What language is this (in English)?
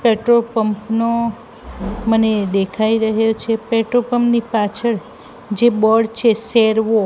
Gujarati